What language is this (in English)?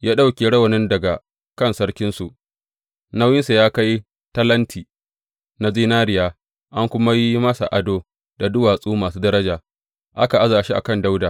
Hausa